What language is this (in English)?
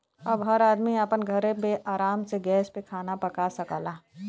Bhojpuri